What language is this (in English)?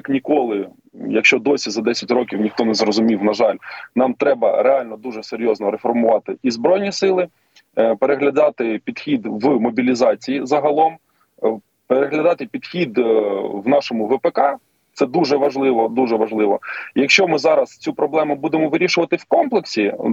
Ukrainian